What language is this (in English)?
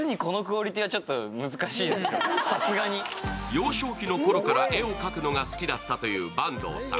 Japanese